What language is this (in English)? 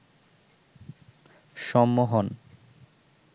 Bangla